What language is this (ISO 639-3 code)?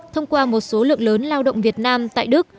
vie